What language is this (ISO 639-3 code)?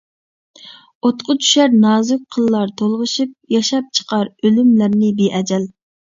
uig